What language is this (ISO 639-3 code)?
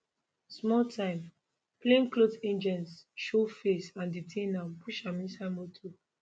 pcm